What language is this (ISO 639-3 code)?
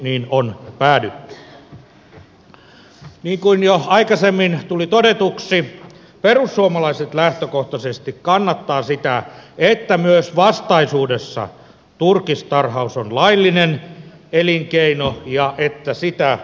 fin